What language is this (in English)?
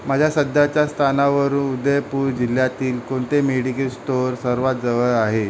Marathi